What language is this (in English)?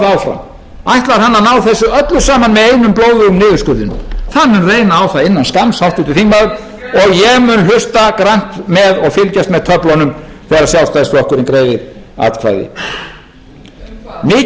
Icelandic